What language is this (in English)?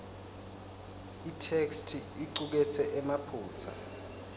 Swati